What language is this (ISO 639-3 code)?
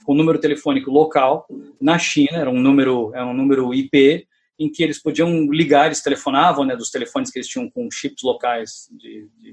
por